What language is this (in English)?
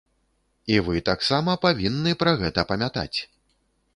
Belarusian